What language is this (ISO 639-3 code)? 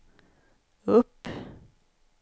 swe